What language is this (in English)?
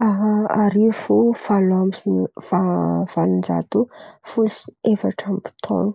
Antankarana Malagasy